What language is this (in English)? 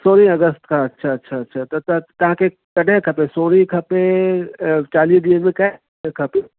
Sindhi